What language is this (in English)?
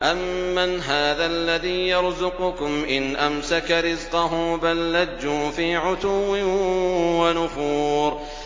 Arabic